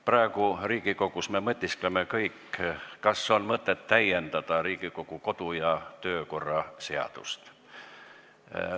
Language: Estonian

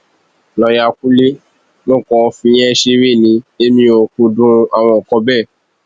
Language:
Yoruba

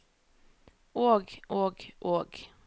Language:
Norwegian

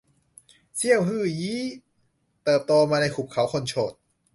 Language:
Thai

